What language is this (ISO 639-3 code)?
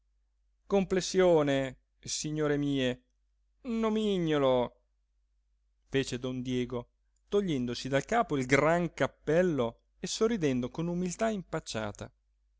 ita